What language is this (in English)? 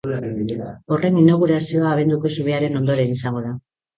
Basque